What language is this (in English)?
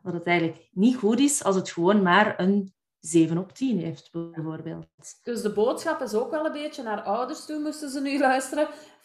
Dutch